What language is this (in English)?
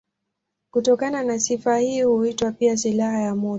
Swahili